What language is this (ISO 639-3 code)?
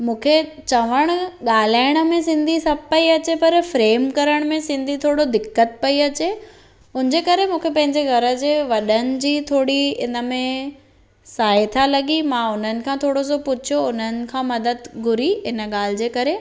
snd